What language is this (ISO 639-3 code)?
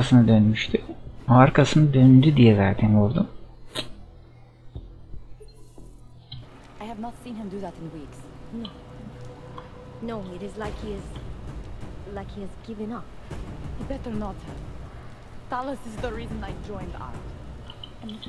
tur